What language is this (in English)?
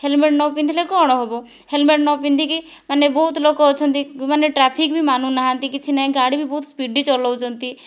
Odia